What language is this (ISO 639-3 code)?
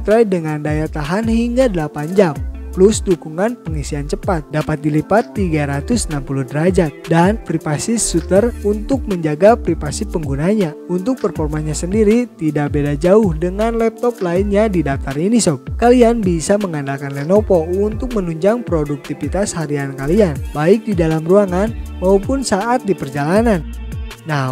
ind